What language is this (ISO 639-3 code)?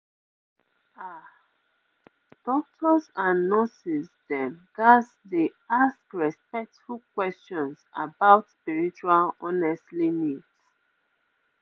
pcm